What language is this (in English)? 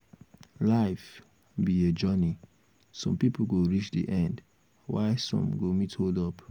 Nigerian Pidgin